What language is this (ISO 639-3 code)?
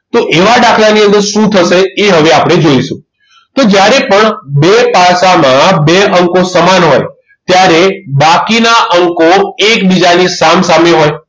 guj